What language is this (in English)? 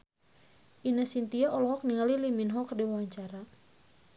Sundanese